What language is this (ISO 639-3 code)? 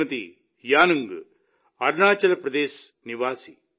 tel